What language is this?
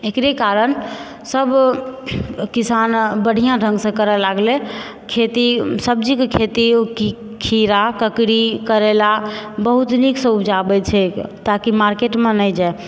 Maithili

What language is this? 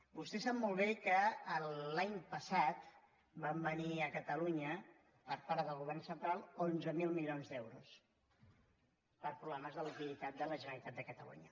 Catalan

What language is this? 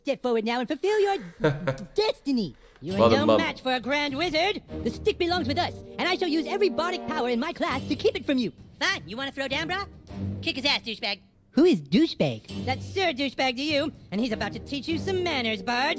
Dutch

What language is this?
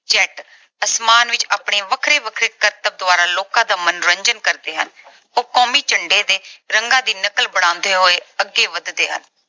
Punjabi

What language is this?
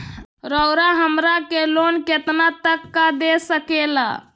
Magahi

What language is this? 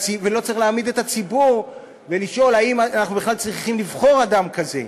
Hebrew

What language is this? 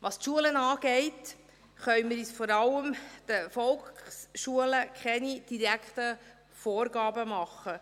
Swiss German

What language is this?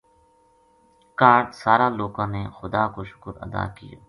Gujari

